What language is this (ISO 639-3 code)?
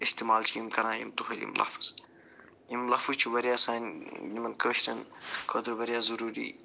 kas